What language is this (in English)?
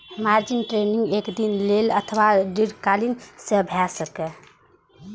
Maithili